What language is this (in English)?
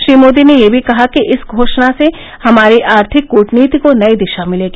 Hindi